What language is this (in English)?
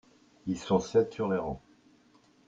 French